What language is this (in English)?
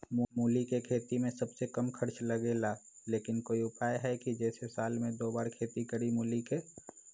Magahi